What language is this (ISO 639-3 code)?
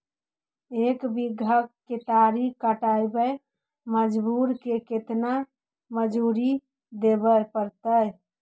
mag